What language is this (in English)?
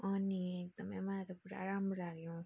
Nepali